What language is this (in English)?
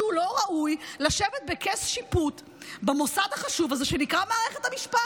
Hebrew